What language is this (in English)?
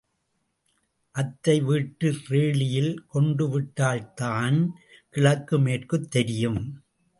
Tamil